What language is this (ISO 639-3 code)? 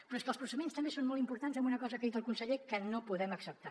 cat